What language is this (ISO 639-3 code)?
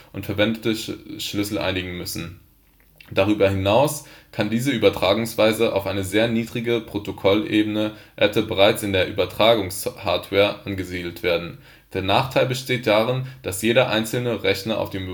deu